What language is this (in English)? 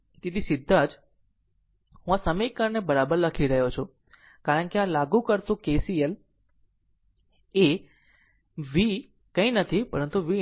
Gujarati